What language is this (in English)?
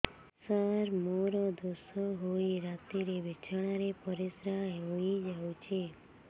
Odia